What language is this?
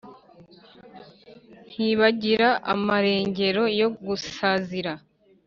Kinyarwanda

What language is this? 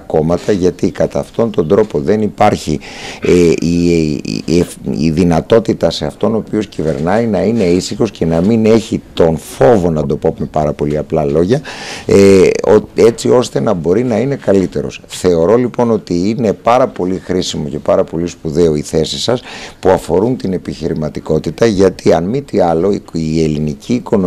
Greek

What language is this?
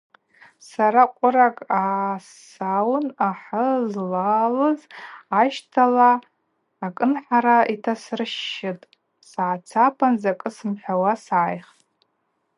Abaza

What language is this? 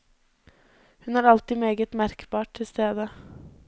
Norwegian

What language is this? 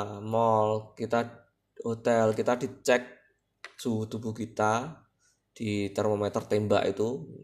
Indonesian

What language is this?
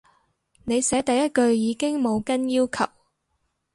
Cantonese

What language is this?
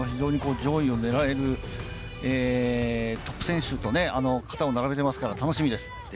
Japanese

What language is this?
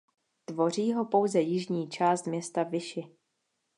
Czech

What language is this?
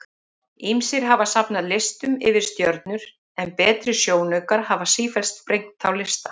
Icelandic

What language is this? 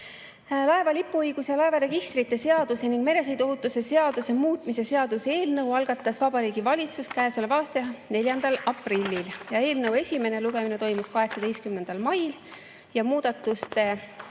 Estonian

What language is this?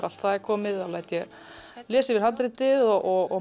Icelandic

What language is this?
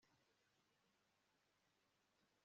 Kinyarwanda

